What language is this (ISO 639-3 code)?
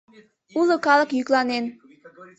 chm